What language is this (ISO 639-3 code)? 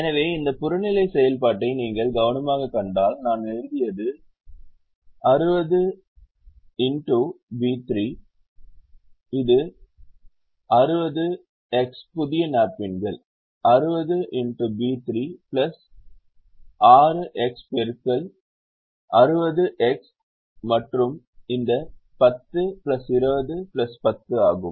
tam